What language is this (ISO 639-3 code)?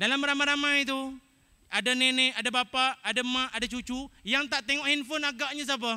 msa